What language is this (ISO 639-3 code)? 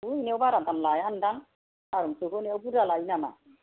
brx